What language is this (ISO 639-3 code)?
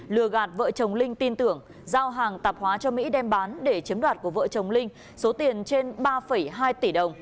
vie